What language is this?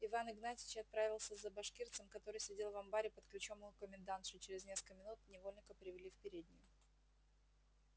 Russian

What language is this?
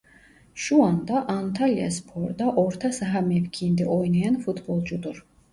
Turkish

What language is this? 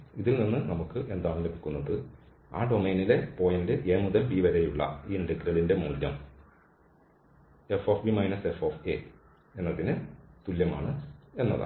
Malayalam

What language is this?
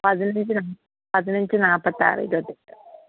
Malayalam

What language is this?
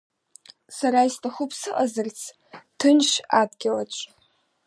Abkhazian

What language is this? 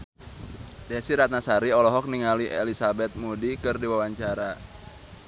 Sundanese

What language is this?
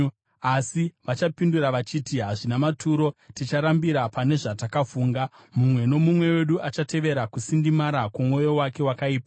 Shona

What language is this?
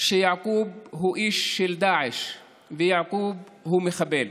Hebrew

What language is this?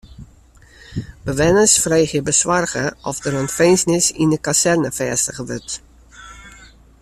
Western Frisian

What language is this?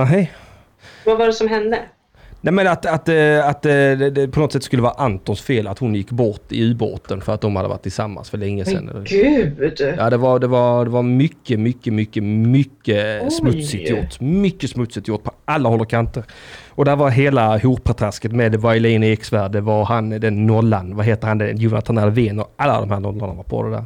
Swedish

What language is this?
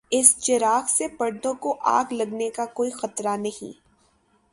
Urdu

